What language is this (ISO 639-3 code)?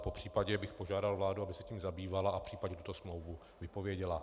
ces